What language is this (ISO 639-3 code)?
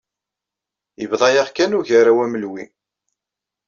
kab